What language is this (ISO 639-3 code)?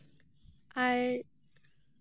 sat